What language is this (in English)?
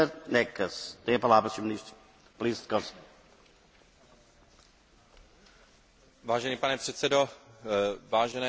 Czech